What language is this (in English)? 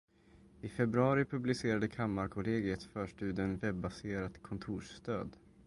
Swedish